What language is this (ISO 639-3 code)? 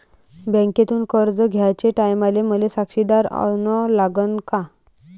mar